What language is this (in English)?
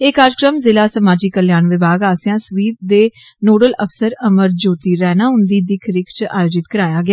Dogri